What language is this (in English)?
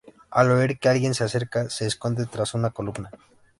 Spanish